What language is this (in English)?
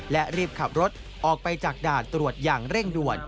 Thai